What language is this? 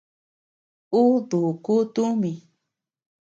Tepeuxila Cuicatec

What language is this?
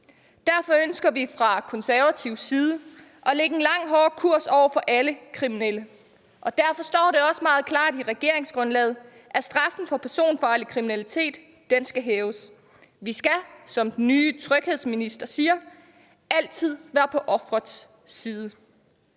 Danish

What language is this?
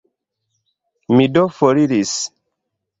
Esperanto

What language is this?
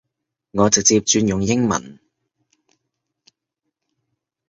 Cantonese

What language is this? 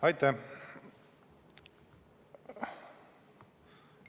Estonian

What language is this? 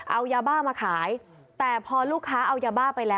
Thai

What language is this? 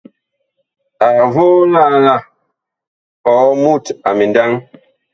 Bakoko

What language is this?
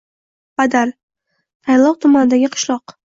Uzbek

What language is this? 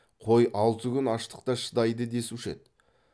Kazakh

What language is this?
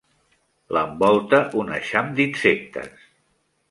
Catalan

